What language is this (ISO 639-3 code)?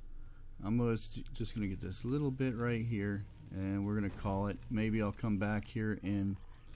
eng